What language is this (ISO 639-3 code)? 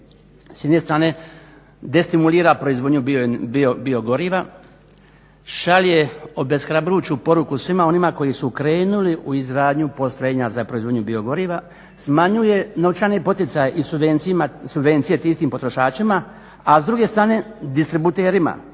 hrv